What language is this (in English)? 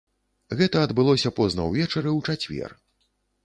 Belarusian